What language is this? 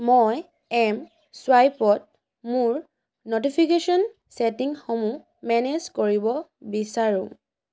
Assamese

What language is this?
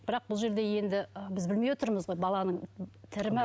Kazakh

